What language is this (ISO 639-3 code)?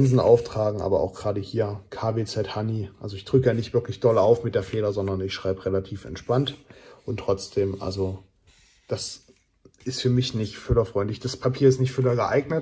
deu